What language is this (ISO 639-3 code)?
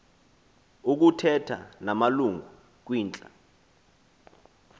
xho